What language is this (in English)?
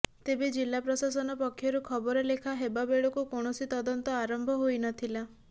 Odia